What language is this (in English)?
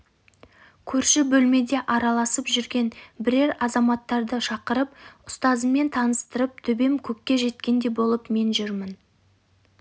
Kazakh